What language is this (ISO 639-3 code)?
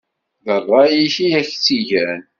kab